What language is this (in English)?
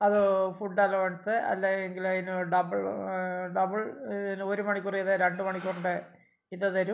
Malayalam